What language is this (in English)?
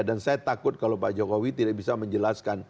Indonesian